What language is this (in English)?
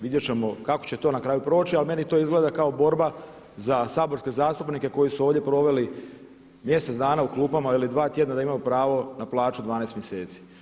Croatian